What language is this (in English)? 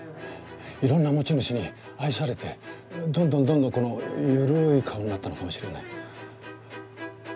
Japanese